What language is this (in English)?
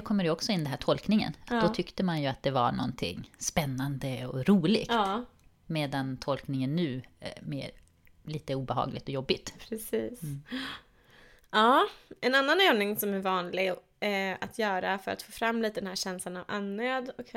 Swedish